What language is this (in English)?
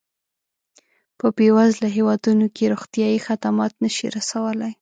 Pashto